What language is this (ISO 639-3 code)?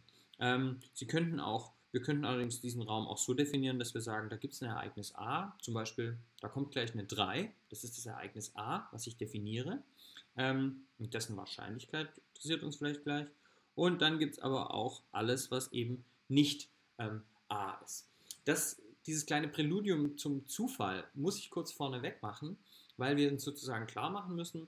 deu